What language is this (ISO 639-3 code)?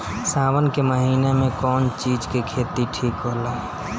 bho